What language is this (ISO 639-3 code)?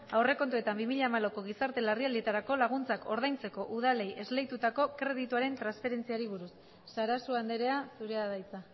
eus